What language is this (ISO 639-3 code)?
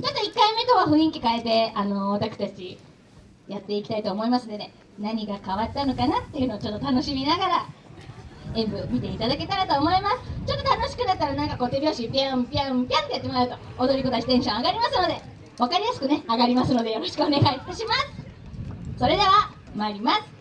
jpn